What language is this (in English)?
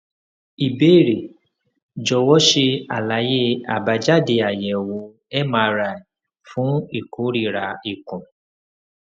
Yoruba